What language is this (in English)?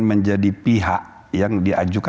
Indonesian